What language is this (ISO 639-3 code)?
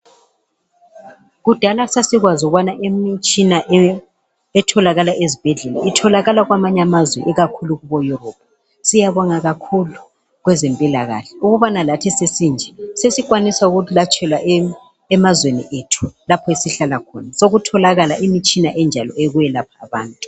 nde